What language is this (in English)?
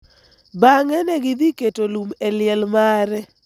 Luo (Kenya and Tanzania)